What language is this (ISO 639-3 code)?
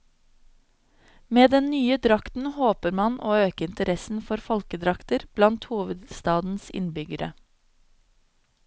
nor